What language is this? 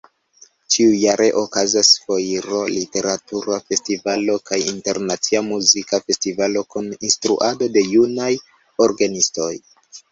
Esperanto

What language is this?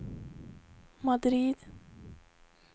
Swedish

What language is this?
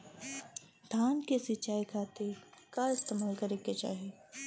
Bhojpuri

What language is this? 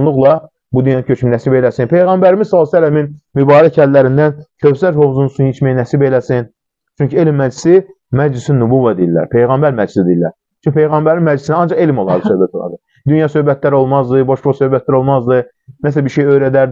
Turkish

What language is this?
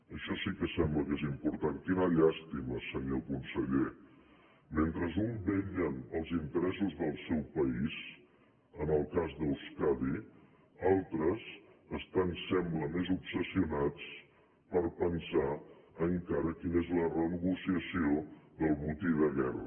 Catalan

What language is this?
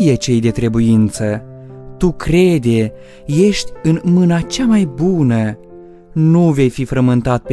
Romanian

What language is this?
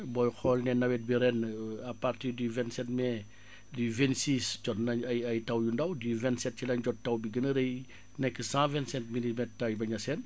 Wolof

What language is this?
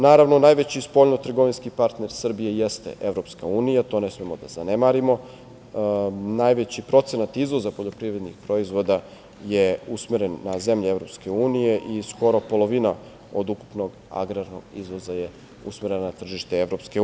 Serbian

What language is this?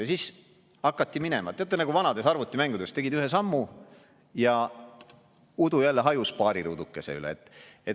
Estonian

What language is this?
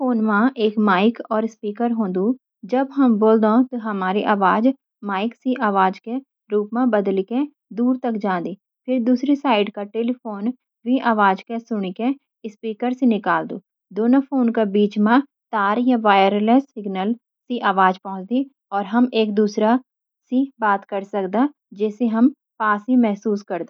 Garhwali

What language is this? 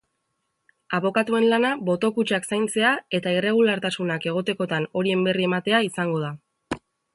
Basque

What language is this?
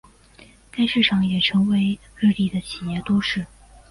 Chinese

